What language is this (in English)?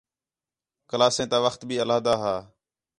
Khetrani